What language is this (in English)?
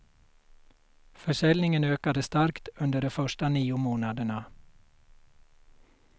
Swedish